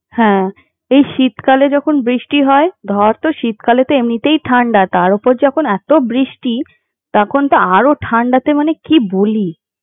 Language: Bangla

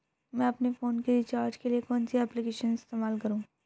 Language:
Hindi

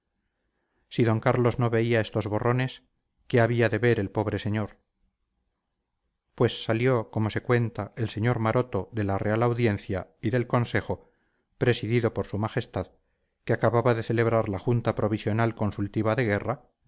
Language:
Spanish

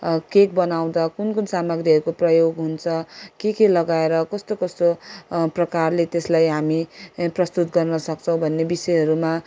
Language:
Nepali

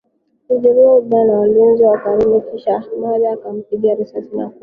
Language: Swahili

